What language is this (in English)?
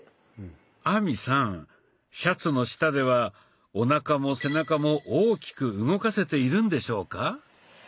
Japanese